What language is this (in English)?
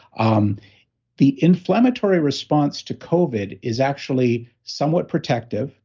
English